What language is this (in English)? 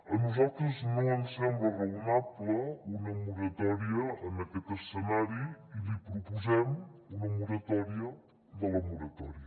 Catalan